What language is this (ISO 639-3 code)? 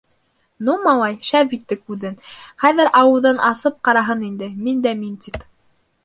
bak